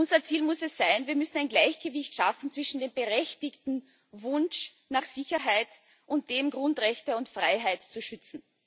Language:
German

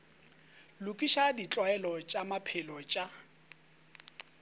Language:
Northern Sotho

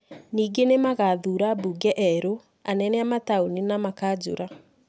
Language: Kikuyu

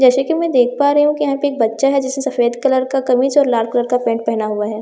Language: Hindi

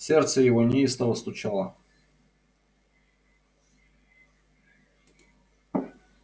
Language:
Russian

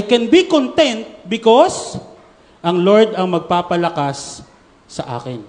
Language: Filipino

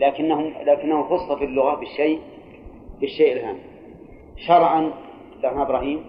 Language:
Arabic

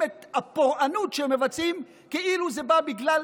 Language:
Hebrew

